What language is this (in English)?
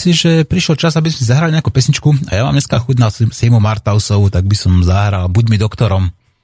Slovak